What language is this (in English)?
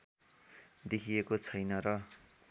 Nepali